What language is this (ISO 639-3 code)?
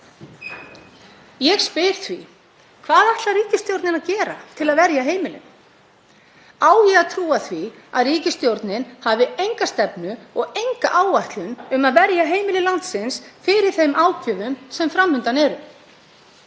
isl